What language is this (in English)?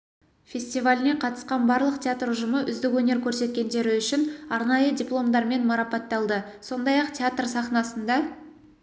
Kazakh